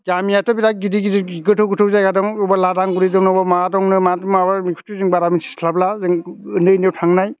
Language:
Bodo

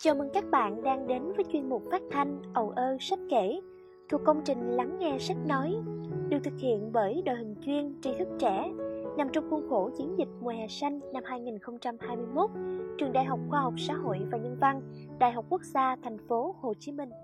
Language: Vietnamese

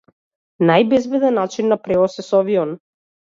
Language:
Macedonian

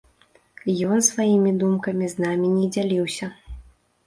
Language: Belarusian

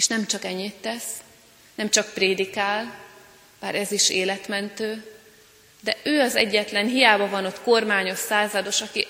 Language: Hungarian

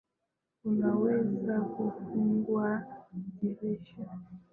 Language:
Swahili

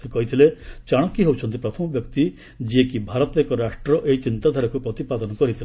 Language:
Odia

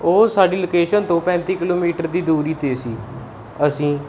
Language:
Punjabi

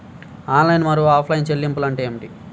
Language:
Telugu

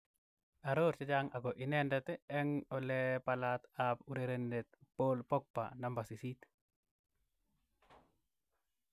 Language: Kalenjin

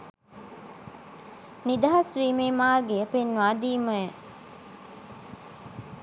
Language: Sinhala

